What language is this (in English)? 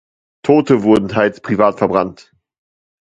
German